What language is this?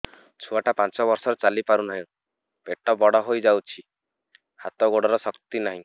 Odia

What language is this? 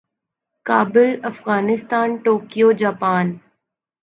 Urdu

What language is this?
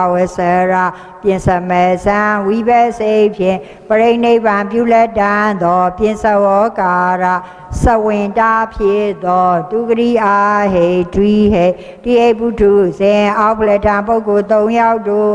Thai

